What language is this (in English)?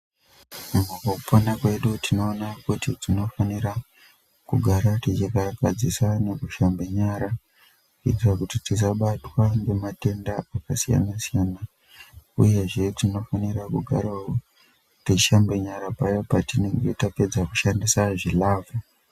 Ndau